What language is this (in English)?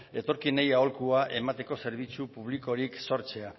Basque